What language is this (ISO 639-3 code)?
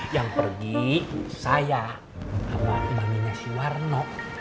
ind